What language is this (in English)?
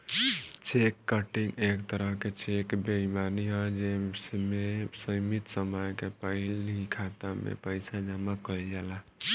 Bhojpuri